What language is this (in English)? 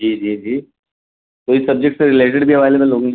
Urdu